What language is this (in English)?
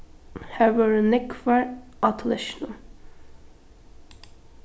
Faroese